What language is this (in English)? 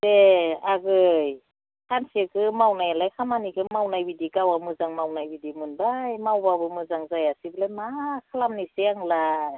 Bodo